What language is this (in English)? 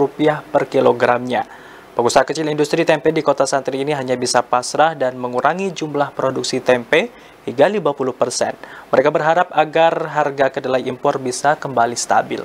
Indonesian